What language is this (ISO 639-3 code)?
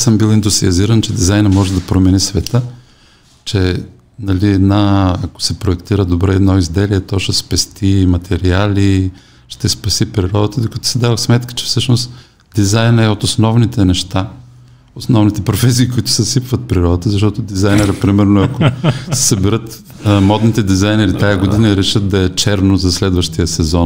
bul